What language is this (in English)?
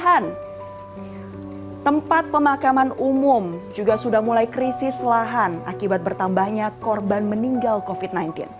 Indonesian